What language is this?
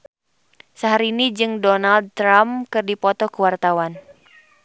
Sundanese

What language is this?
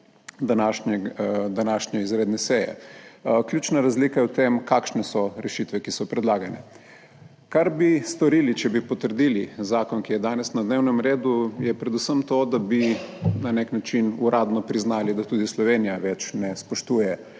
Slovenian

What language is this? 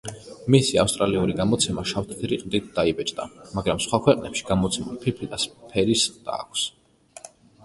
Georgian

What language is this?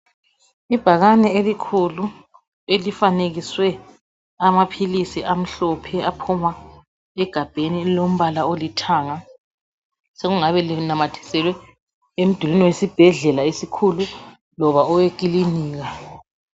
North Ndebele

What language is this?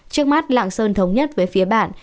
Vietnamese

